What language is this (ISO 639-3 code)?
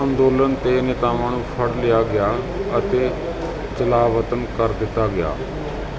pan